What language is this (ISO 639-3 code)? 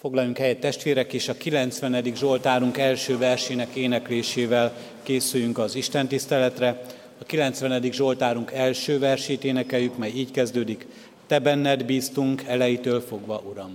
hun